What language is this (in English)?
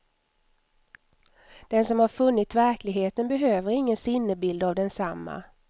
Swedish